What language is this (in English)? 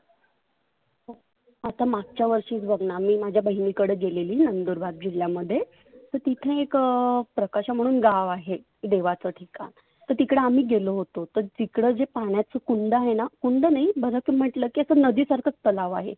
Marathi